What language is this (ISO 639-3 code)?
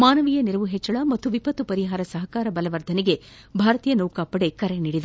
kan